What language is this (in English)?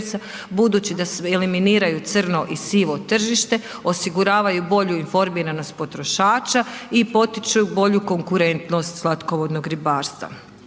Croatian